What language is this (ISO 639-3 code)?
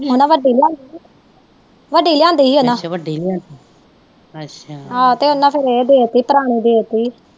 pan